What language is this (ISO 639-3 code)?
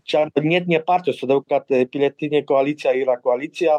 lit